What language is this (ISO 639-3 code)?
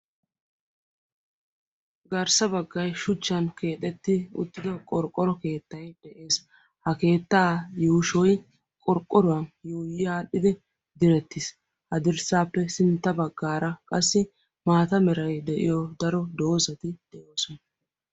wal